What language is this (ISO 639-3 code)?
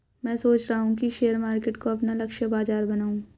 hin